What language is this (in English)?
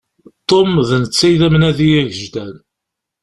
Kabyle